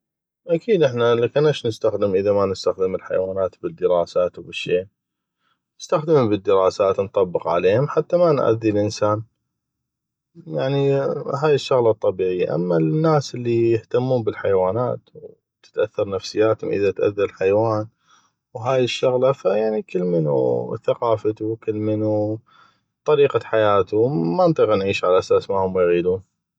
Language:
North Mesopotamian Arabic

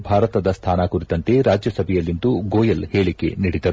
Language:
Kannada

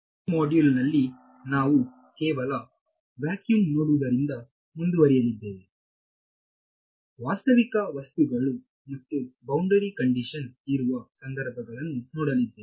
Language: Kannada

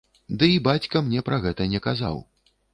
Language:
Belarusian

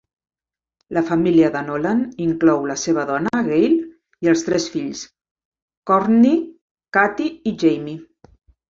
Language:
Catalan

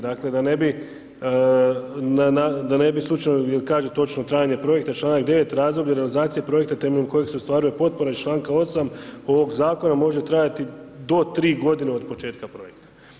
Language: Croatian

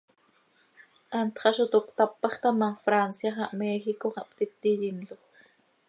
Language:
Seri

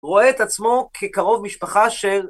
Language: Hebrew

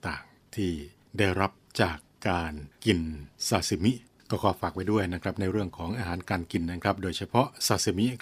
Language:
Thai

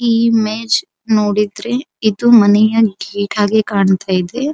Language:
Kannada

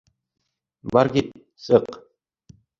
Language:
Bashkir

